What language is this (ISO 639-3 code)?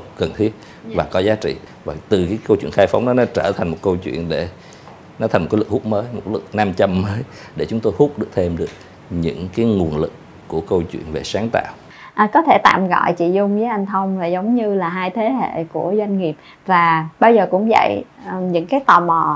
vie